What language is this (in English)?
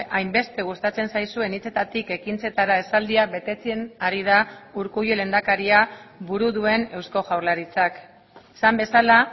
Basque